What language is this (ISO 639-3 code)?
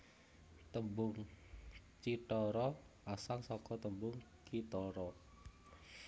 jav